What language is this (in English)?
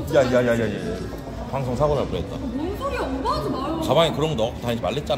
Korean